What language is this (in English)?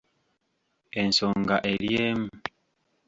Ganda